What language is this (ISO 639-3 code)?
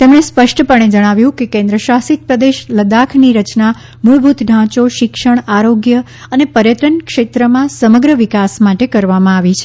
guj